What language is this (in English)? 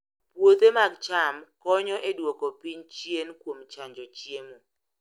Luo (Kenya and Tanzania)